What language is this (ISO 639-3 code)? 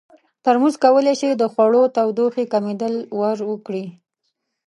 pus